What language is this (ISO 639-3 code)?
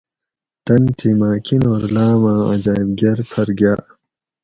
gwc